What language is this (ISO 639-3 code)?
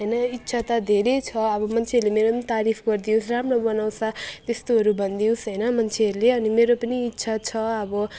nep